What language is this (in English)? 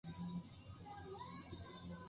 Japanese